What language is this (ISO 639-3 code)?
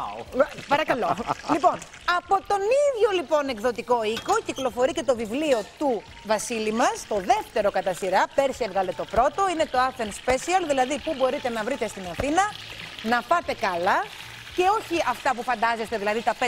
ell